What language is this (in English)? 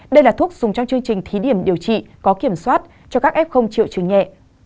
Vietnamese